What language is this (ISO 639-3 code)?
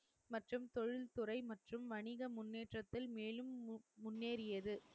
tam